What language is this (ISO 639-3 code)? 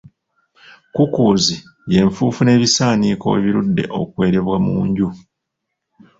lug